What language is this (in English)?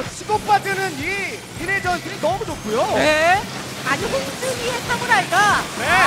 Korean